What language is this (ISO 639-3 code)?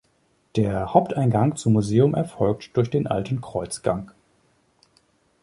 deu